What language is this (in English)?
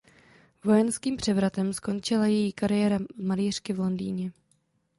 Czech